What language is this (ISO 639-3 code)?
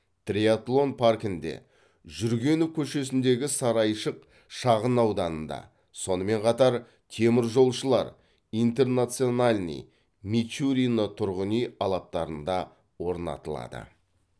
kaz